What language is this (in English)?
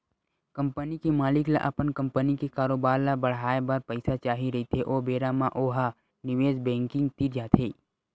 Chhattisgarhi